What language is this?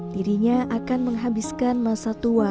Indonesian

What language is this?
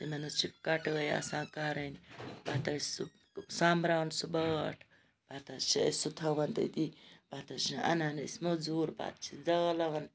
Kashmiri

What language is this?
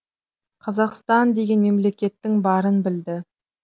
Kazakh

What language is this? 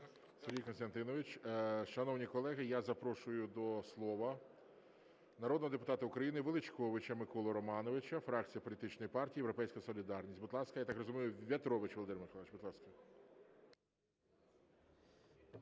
Ukrainian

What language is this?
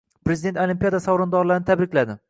Uzbek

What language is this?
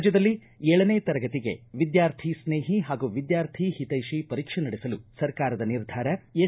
Kannada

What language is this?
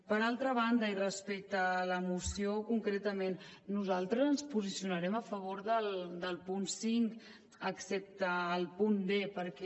Catalan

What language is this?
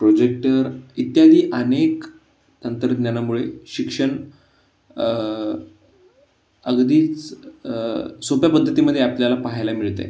Marathi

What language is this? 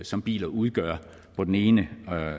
Danish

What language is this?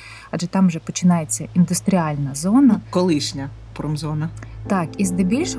Ukrainian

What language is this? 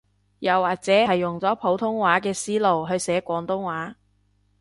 Cantonese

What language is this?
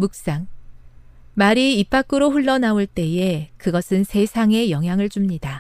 Korean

